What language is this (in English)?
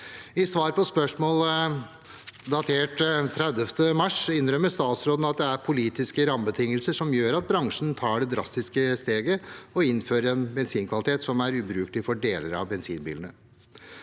Norwegian